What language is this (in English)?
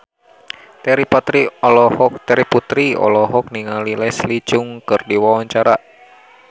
Sundanese